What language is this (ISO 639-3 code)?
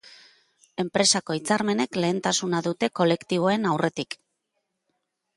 eus